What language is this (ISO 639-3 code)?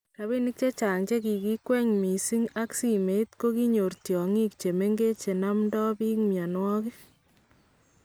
kln